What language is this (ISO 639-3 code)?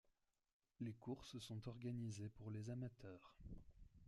fra